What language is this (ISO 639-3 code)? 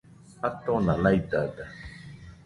hux